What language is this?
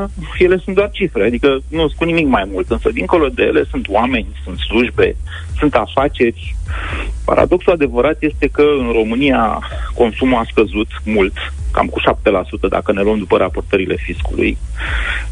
Romanian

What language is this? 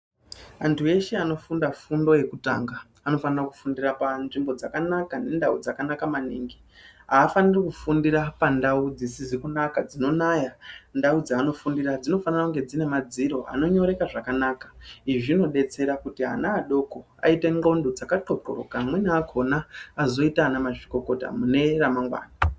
Ndau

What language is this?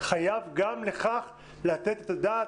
Hebrew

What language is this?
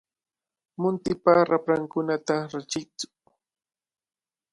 Cajatambo North Lima Quechua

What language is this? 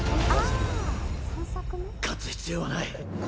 Japanese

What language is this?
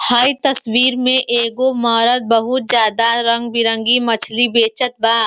Bhojpuri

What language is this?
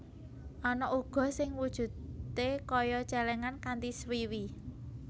Javanese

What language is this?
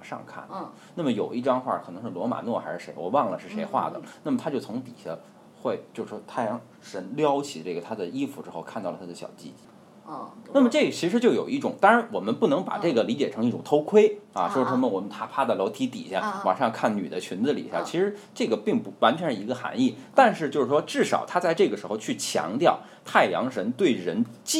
Chinese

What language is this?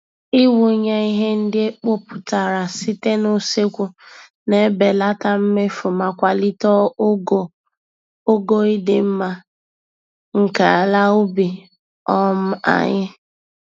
Igbo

